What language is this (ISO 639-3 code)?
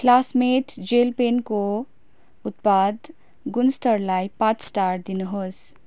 nep